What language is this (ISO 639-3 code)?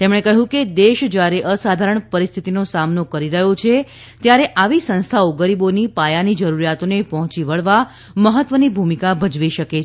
guj